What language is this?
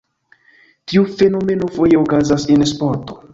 Esperanto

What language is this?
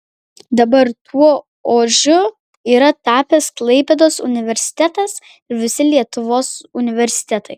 Lithuanian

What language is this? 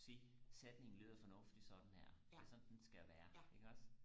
Danish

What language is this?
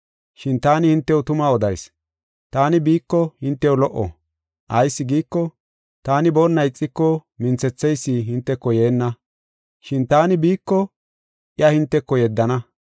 Gofa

